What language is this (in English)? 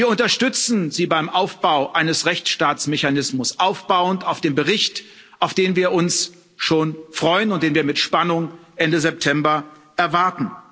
German